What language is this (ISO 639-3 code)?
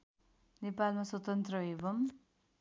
nep